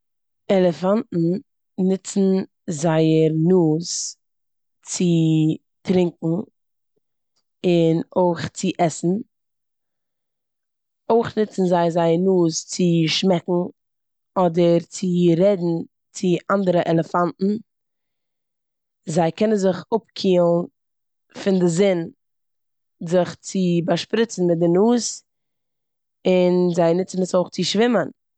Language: Yiddish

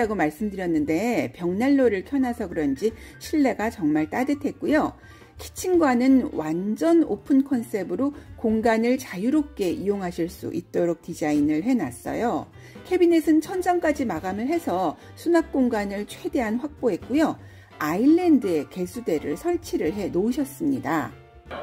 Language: Korean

